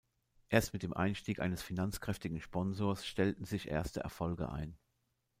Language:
German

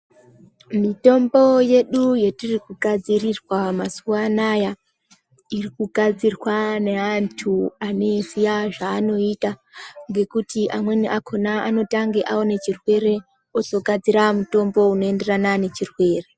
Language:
Ndau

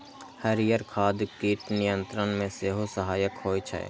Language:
Maithili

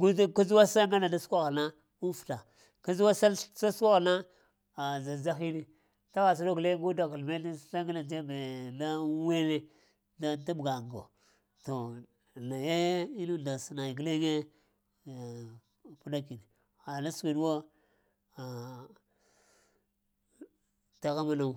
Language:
Lamang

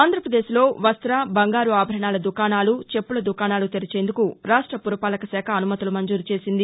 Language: Telugu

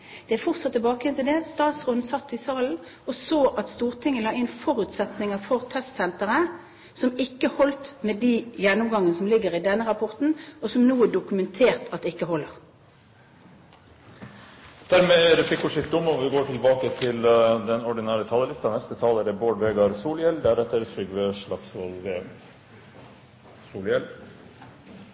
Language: Norwegian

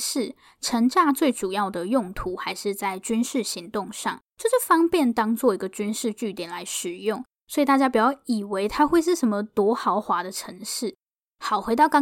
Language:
Chinese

